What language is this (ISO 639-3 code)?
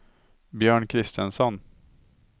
swe